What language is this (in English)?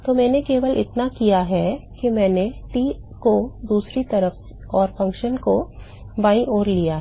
Hindi